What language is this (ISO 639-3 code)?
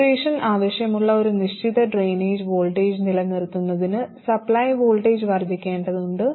mal